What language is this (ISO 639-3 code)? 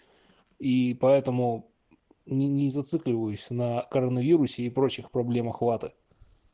rus